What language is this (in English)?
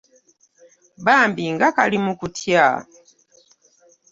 Ganda